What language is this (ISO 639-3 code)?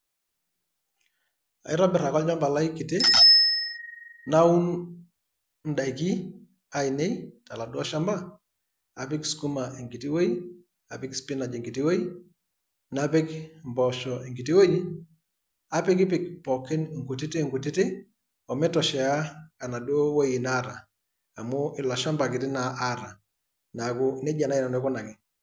mas